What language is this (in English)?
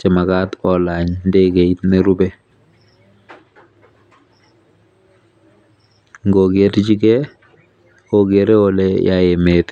Kalenjin